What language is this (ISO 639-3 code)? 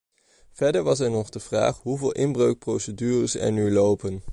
nld